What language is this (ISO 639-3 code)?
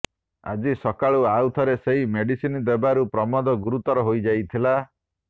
ori